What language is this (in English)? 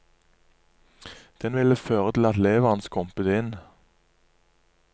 Norwegian